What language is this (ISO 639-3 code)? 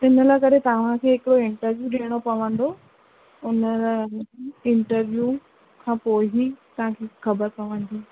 snd